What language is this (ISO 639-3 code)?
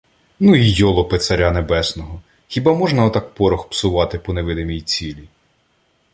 ukr